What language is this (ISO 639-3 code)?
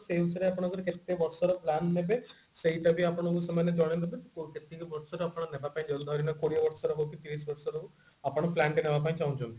ori